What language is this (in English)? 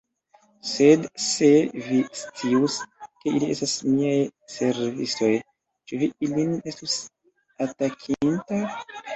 Esperanto